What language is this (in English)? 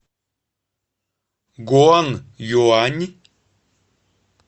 Russian